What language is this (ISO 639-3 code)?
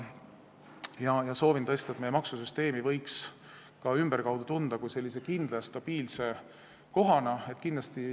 est